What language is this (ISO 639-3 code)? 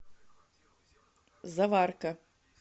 rus